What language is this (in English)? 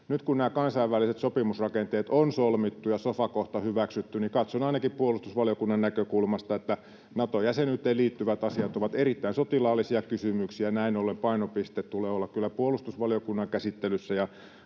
Finnish